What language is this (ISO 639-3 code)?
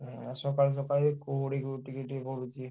ori